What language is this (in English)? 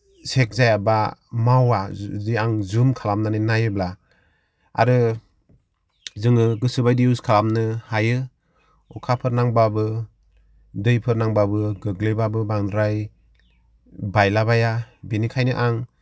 Bodo